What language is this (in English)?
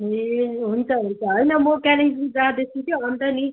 Nepali